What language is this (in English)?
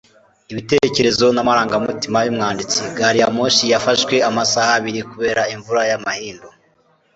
Kinyarwanda